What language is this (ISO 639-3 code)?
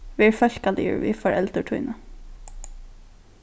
fao